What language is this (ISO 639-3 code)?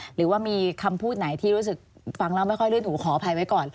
tha